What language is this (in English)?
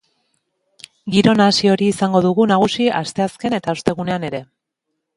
Basque